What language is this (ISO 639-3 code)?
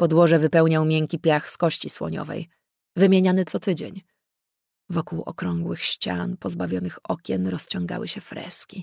pol